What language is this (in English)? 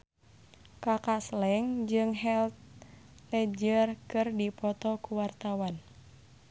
Sundanese